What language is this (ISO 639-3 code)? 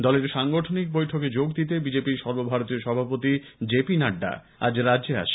ben